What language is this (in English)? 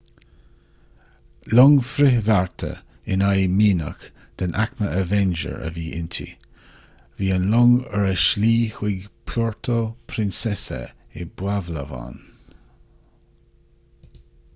Irish